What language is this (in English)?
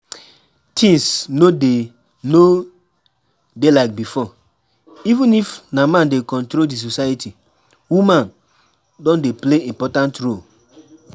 Nigerian Pidgin